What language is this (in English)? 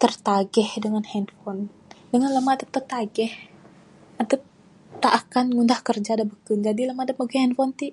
Bukar-Sadung Bidayuh